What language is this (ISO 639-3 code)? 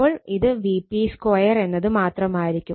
mal